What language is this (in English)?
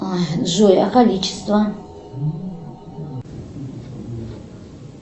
Russian